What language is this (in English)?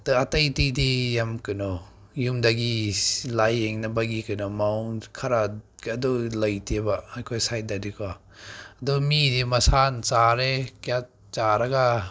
Manipuri